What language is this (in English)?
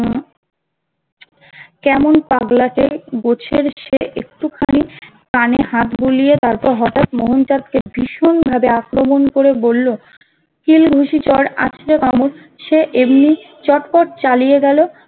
Bangla